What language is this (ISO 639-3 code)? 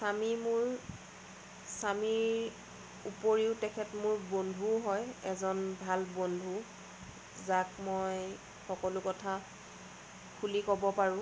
asm